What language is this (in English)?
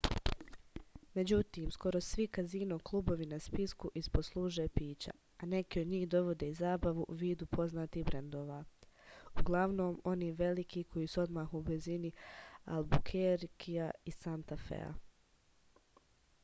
Serbian